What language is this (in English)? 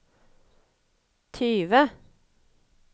Norwegian